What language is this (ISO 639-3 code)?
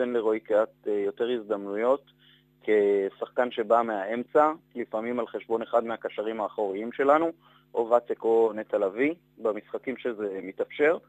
heb